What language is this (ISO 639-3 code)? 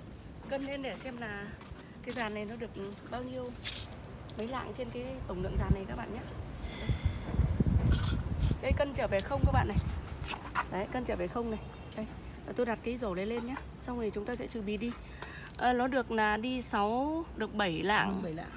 vie